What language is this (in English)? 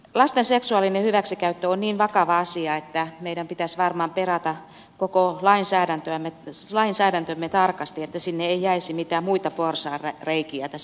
Finnish